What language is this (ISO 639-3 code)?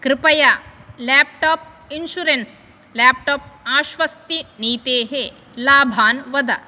san